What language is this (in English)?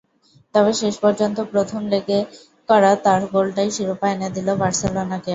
Bangla